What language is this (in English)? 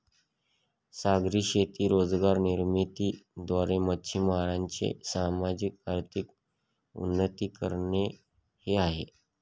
Marathi